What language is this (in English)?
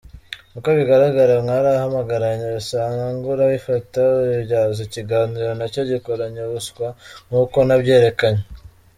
Kinyarwanda